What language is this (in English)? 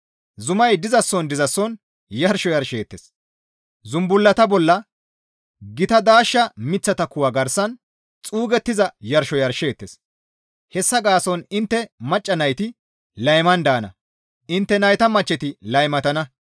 Gamo